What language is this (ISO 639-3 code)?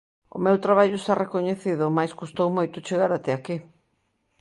glg